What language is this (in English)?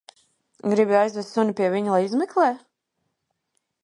Latvian